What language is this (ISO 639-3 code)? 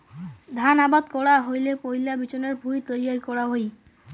ben